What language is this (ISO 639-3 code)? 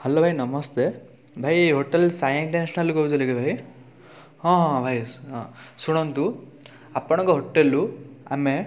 ori